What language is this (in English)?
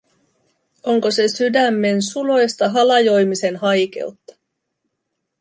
Finnish